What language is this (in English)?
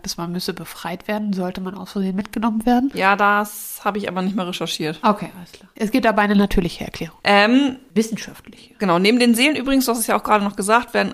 German